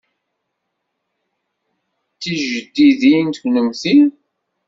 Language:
Kabyle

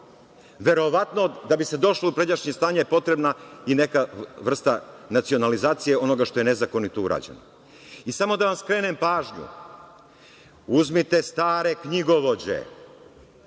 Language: Serbian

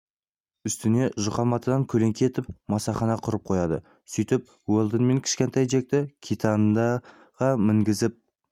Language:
Kazakh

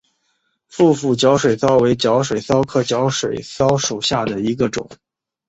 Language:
Chinese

